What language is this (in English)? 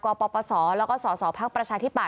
Thai